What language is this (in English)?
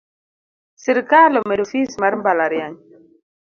Luo (Kenya and Tanzania)